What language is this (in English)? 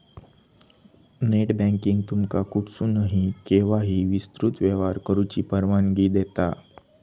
Marathi